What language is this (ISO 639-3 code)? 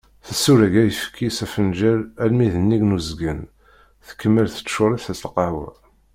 kab